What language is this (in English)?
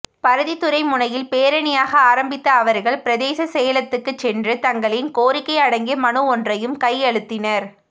Tamil